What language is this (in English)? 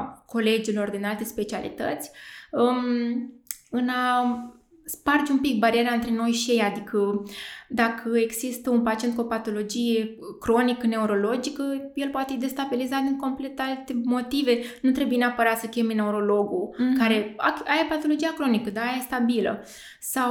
Romanian